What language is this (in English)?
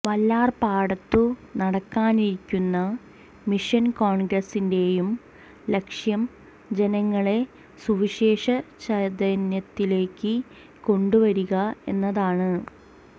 Malayalam